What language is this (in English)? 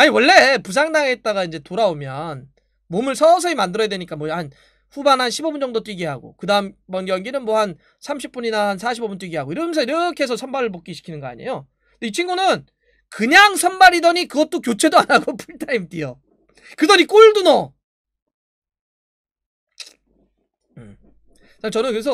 Korean